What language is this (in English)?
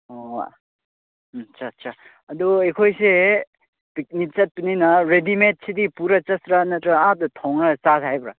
Manipuri